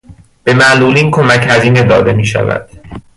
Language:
Persian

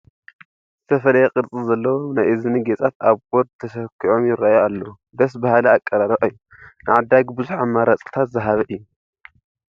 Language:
Tigrinya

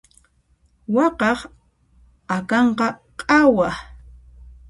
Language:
Puno Quechua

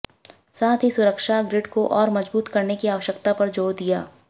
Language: Hindi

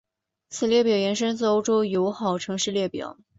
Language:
Chinese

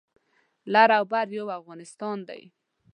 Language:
Pashto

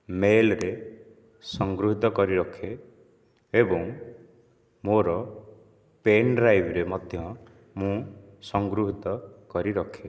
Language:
Odia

